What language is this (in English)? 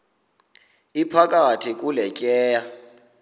Xhosa